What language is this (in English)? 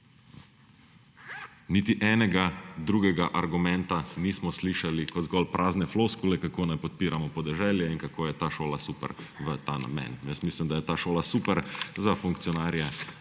Slovenian